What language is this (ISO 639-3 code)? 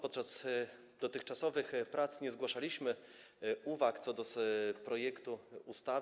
pol